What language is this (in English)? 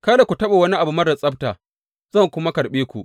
Hausa